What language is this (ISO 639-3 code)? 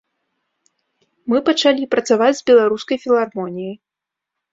bel